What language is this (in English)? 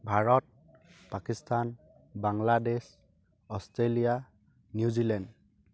Assamese